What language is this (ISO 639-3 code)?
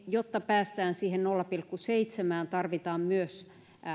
fin